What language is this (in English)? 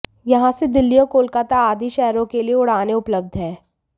Hindi